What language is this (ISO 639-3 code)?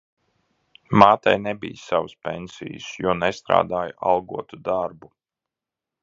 lav